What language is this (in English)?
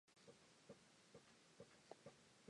English